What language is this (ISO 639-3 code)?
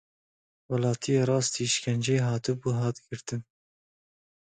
kur